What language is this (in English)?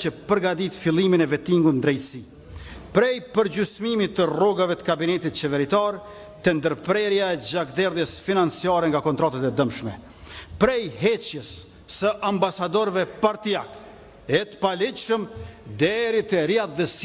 Russian